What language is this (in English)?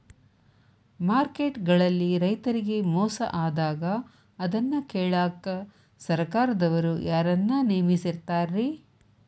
Kannada